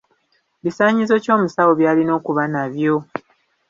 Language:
Ganda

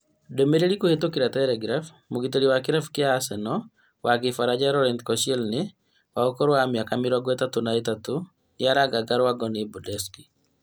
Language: Kikuyu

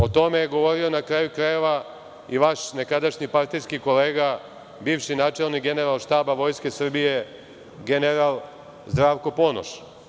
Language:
Serbian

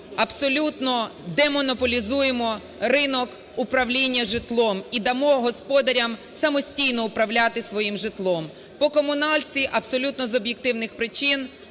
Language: Ukrainian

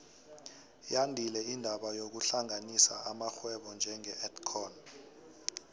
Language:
South Ndebele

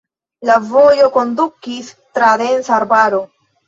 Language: Esperanto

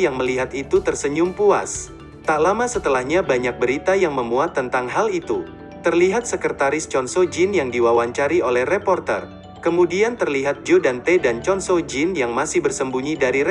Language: Indonesian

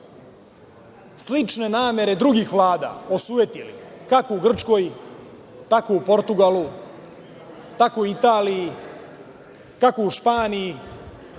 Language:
Serbian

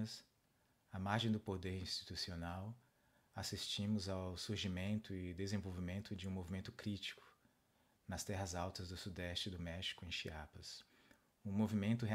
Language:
Portuguese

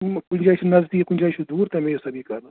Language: Kashmiri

